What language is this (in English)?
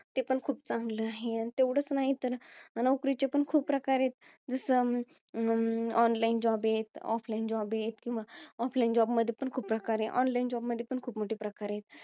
Marathi